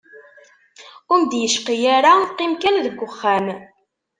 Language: Kabyle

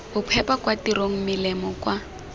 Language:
Tswana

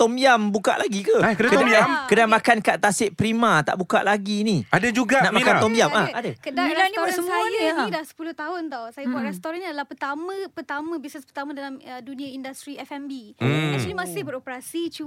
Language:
Malay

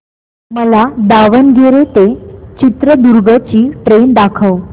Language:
Marathi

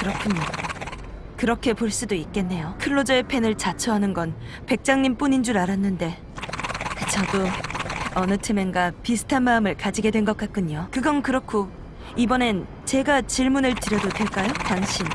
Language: Korean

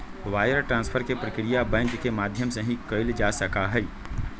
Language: Magahi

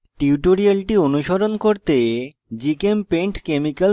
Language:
Bangla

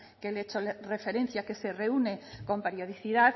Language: Spanish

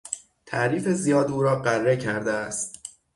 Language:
Persian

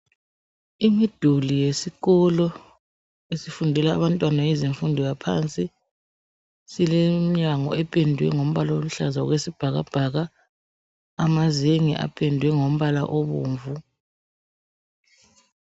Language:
North Ndebele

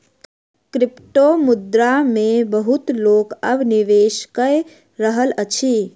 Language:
Maithili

